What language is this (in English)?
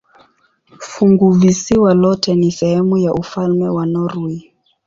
Swahili